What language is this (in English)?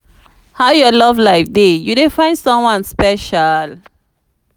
Nigerian Pidgin